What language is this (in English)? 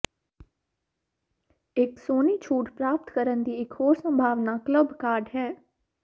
Punjabi